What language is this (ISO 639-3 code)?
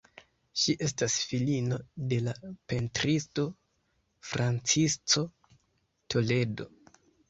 epo